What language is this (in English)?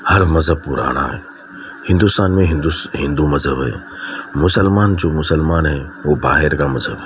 Urdu